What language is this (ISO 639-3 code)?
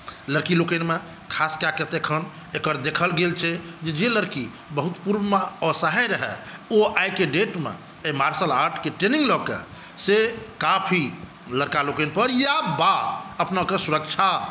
mai